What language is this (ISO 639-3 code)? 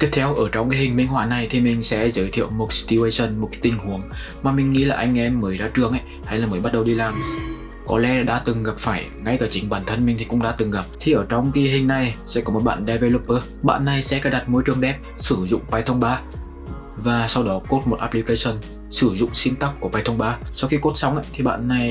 vie